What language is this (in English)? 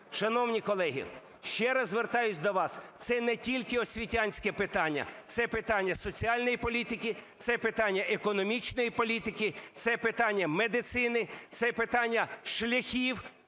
Ukrainian